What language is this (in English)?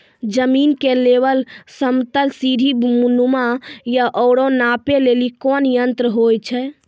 Maithili